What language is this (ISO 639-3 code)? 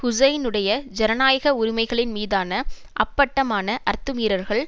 tam